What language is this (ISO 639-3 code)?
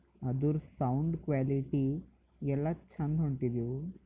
kan